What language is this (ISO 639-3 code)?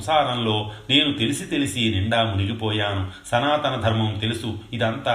tel